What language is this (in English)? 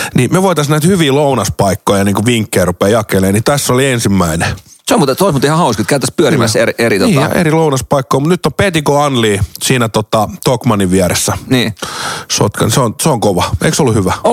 Finnish